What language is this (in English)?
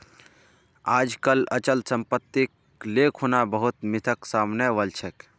Magahi